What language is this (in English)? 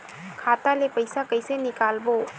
Chhattisgarhi